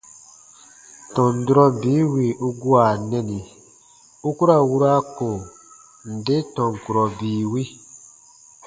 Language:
Baatonum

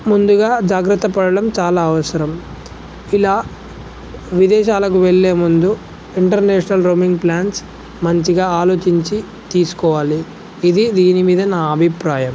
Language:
Telugu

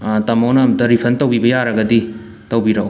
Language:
Manipuri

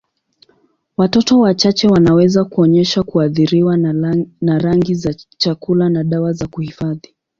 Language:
Swahili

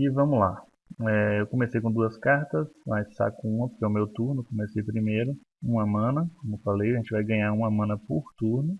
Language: Portuguese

